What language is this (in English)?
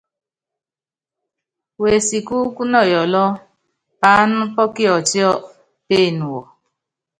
Yangben